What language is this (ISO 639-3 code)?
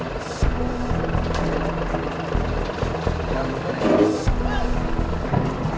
ind